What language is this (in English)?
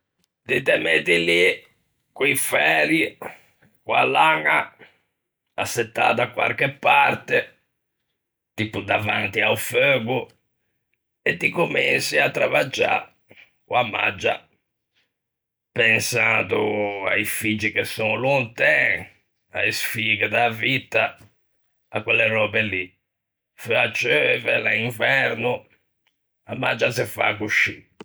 Ligurian